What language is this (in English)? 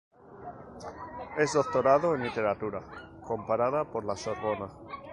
Spanish